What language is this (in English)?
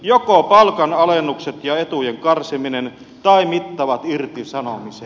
Finnish